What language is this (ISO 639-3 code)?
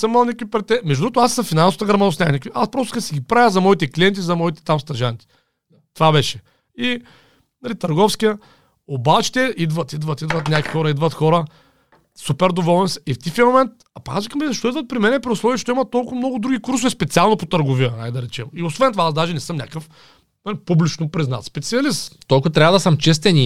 bul